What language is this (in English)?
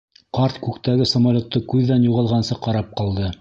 Bashkir